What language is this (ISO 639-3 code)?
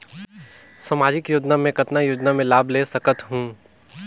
hne